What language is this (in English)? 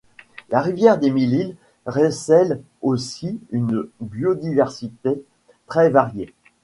French